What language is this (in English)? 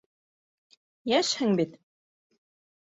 Bashkir